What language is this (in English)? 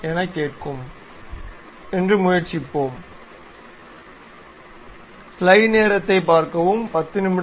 Tamil